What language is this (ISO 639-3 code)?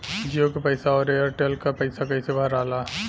bho